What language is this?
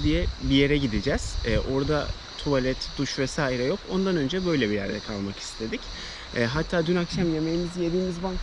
Turkish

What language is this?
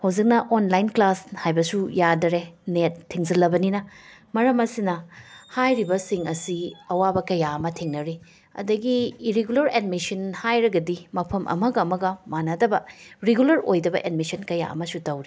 Manipuri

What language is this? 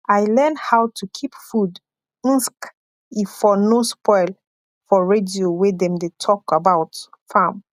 Nigerian Pidgin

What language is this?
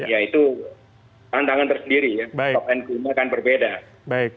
Indonesian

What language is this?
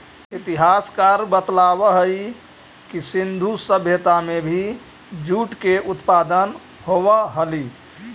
Magahi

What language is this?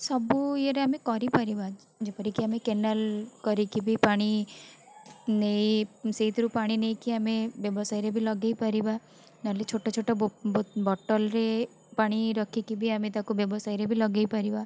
Odia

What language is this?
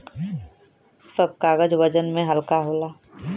Bhojpuri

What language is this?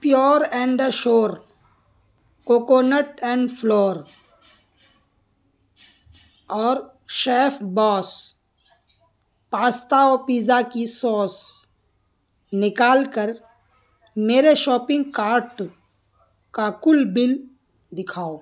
Urdu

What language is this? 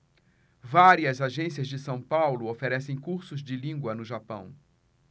Portuguese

